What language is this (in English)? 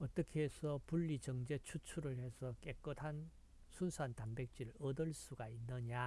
Korean